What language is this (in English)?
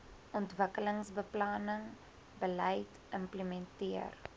Afrikaans